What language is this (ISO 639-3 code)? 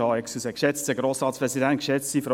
gsw